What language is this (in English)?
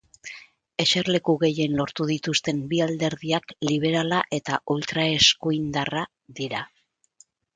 Basque